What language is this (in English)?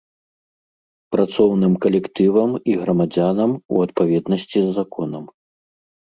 Belarusian